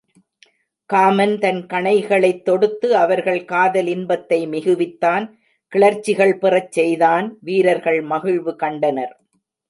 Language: Tamil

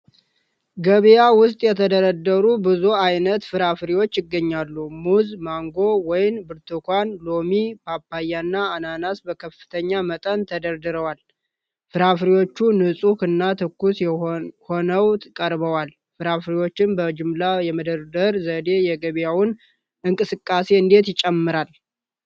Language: Amharic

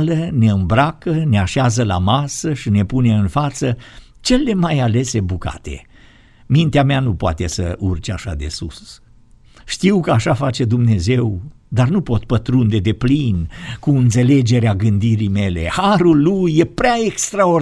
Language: Romanian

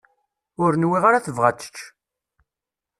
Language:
Kabyle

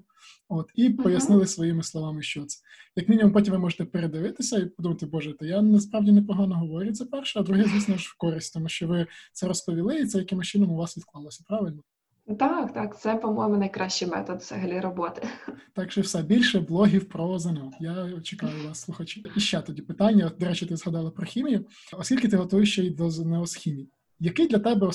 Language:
Ukrainian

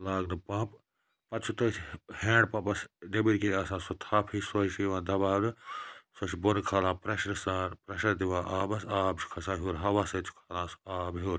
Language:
Kashmiri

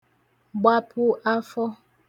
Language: Igbo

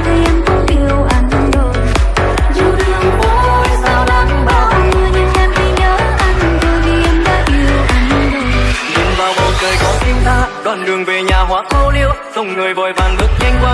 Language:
Vietnamese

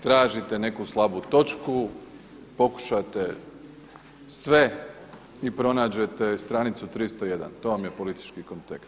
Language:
Croatian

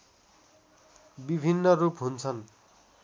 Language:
Nepali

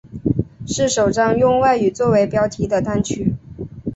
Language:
Chinese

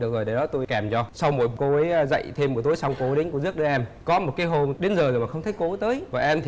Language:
Vietnamese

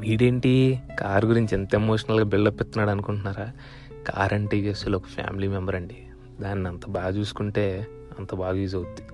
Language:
Telugu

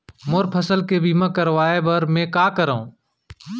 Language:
Chhattisgarhi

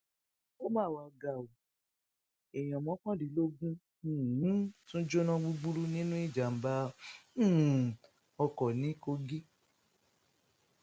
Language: Yoruba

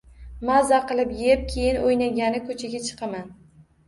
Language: Uzbek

